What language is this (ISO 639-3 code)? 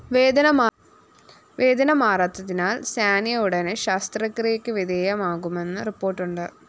mal